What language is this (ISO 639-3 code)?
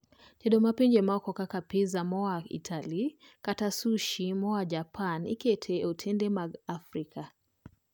luo